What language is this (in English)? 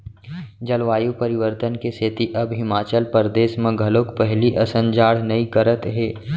Chhattisgarhi